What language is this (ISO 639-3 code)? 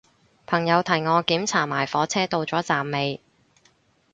yue